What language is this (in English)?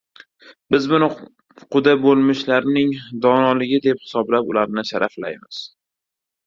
Uzbek